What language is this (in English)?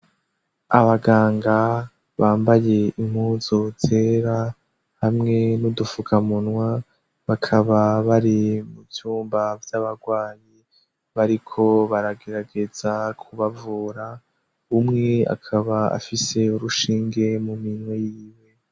Rundi